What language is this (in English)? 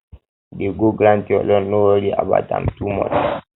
Nigerian Pidgin